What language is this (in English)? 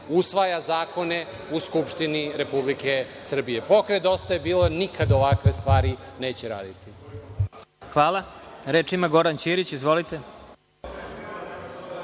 Serbian